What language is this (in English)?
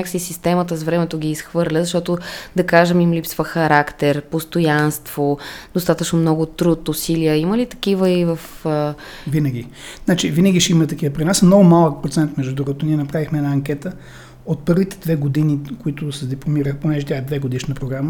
Bulgarian